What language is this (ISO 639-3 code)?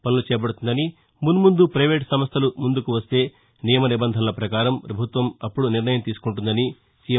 tel